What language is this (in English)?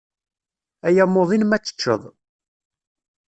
Kabyle